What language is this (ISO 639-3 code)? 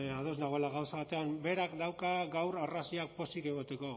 eus